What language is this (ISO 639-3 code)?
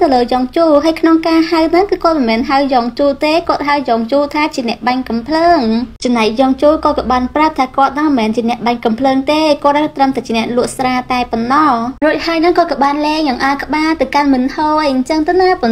vie